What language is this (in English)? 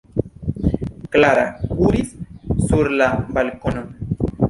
Esperanto